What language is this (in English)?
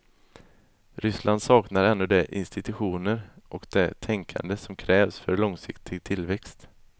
Swedish